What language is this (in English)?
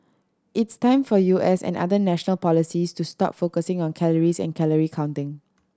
English